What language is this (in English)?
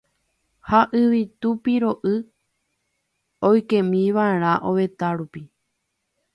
Guarani